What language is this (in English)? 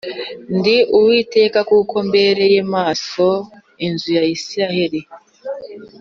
Kinyarwanda